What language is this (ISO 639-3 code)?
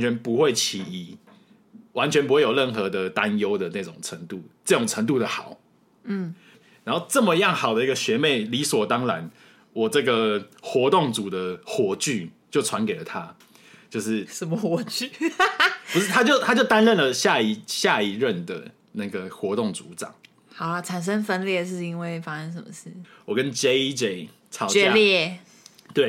zho